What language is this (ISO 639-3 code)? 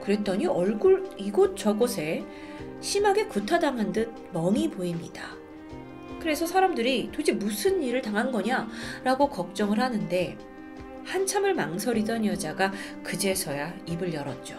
kor